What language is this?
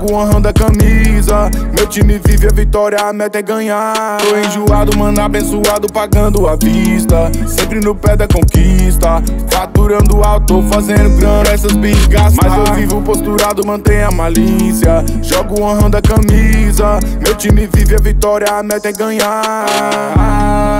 Portuguese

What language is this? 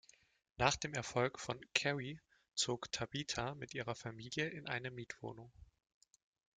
German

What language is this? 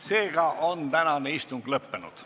Estonian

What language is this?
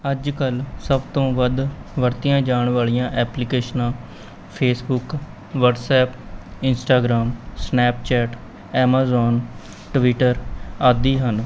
Punjabi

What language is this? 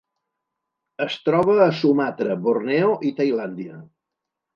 Catalan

